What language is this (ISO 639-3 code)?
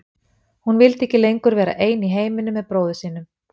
isl